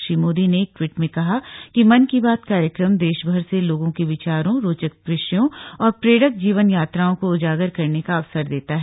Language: Hindi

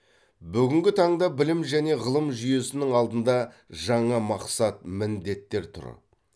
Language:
Kazakh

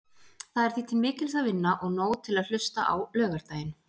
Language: Icelandic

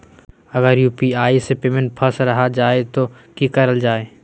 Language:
Magahi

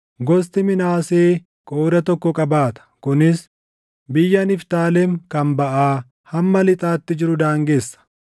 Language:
Oromo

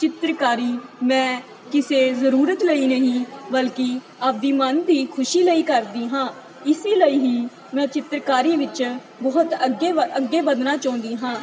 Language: Punjabi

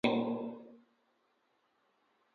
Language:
Luo (Kenya and Tanzania)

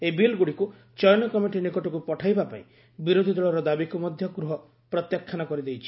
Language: Odia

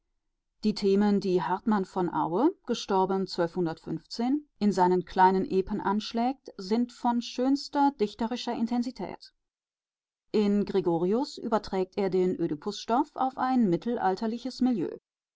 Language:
German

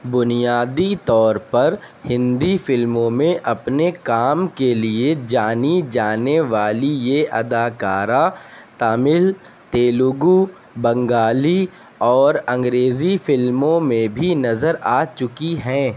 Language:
Urdu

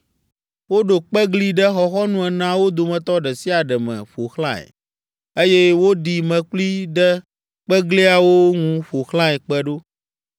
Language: Ewe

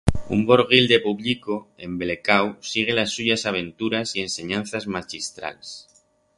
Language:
Aragonese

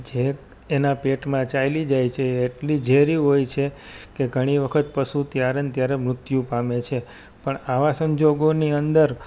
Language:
Gujarati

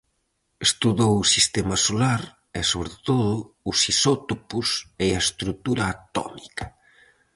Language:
Galician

